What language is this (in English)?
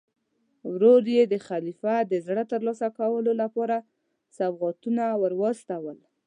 Pashto